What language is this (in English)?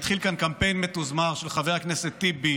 Hebrew